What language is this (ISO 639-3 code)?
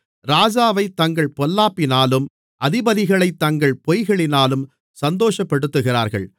tam